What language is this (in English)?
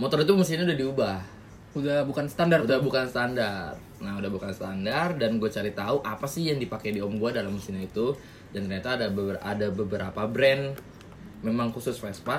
Indonesian